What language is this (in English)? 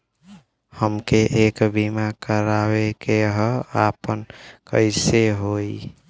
Bhojpuri